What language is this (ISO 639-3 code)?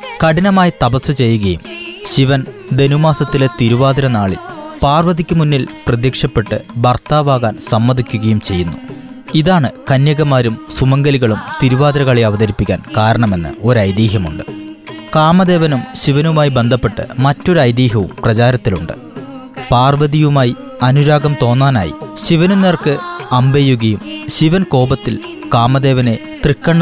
mal